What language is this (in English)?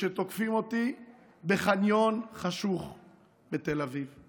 Hebrew